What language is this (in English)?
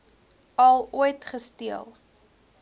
Afrikaans